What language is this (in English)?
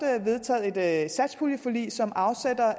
Danish